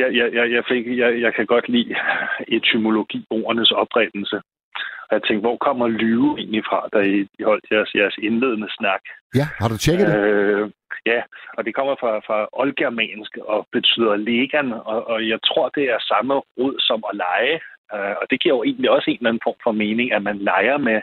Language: Danish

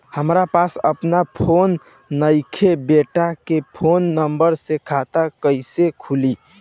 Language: Bhojpuri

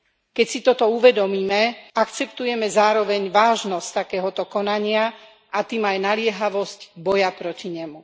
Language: Slovak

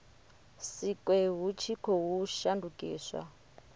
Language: Venda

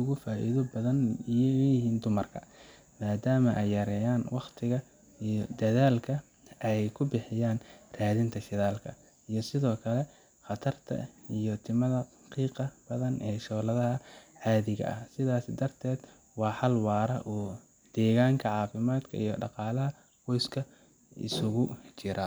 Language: Somali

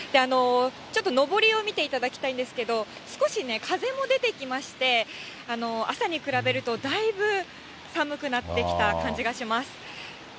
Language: Japanese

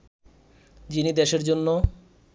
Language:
Bangla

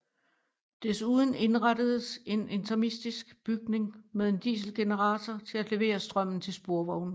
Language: Danish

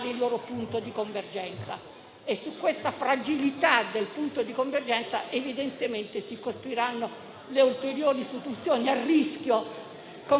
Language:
Italian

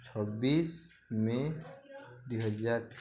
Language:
Odia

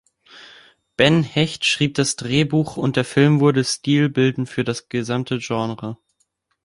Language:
German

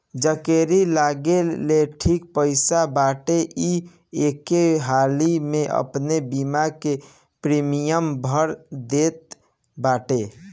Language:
Bhojpuri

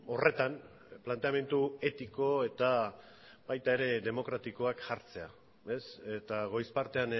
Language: Basque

